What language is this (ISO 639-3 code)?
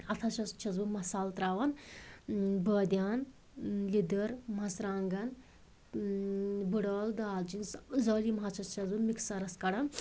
kas